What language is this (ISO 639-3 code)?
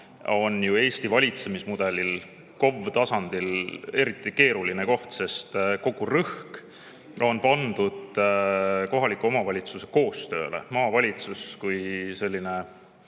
est